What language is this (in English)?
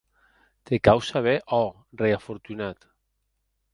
Occitan